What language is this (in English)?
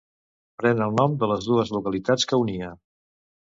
Catalan